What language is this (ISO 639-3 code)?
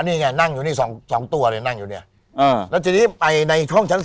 tha